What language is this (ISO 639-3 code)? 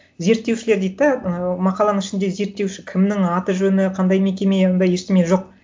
kaz